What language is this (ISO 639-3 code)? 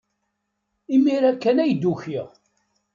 kab